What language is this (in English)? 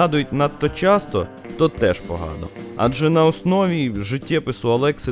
Ukrainian